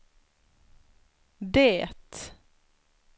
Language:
Swedish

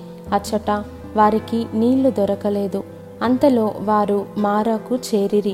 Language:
Telugu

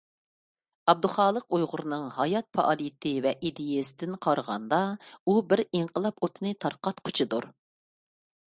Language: Uyghur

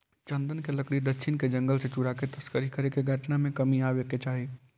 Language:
Magahi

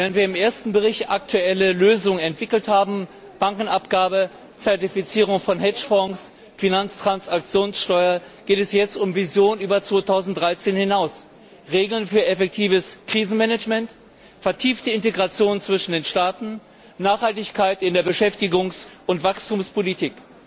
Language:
German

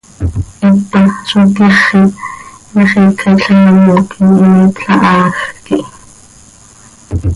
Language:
Seri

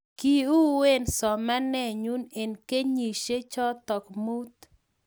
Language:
Kalenjin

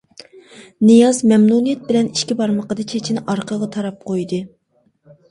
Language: Uyghur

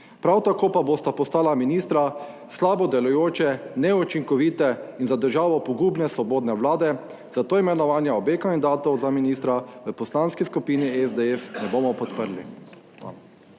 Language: Slovenian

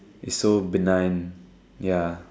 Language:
English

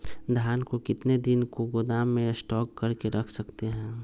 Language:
Magahi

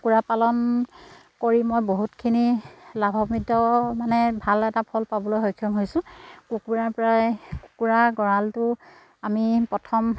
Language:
Assamese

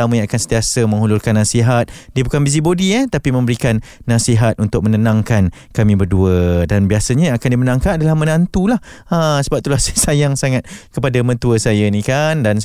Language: Malay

